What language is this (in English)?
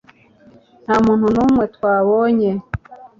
Kinyarwanda